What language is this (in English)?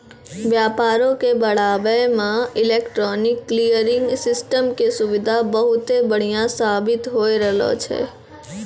Maithili